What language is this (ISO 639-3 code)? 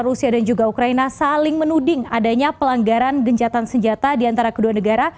ind